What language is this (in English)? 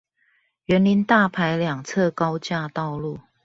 Chinese